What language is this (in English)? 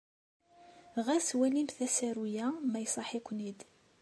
Kabyle